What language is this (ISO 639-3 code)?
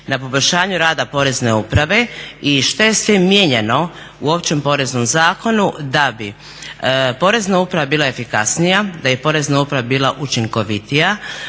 hrv